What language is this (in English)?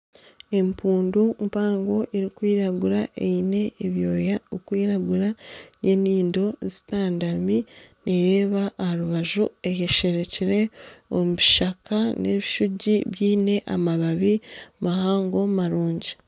Nyankole